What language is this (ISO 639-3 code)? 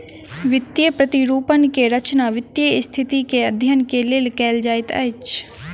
mai